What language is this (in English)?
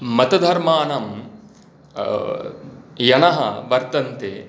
Sanskrit